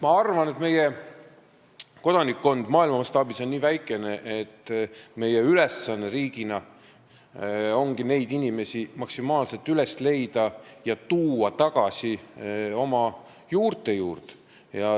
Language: Estonian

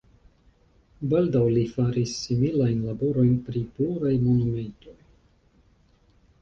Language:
Esperanto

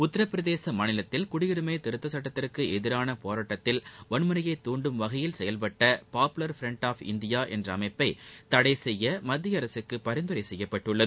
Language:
Tamil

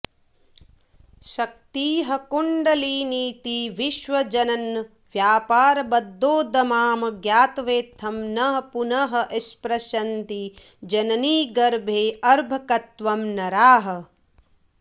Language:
Sanskrit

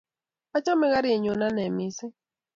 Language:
Kalenjin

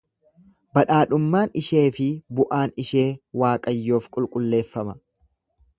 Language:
Oromo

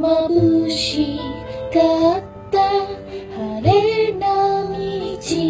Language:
Vietnamese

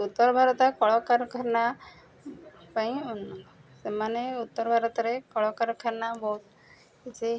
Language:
Odia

